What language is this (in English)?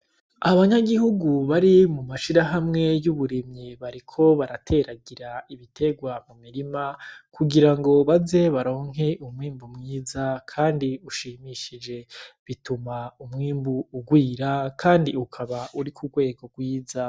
Rundi